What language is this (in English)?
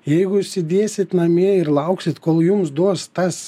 Lithuanian